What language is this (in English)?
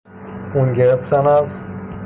Persian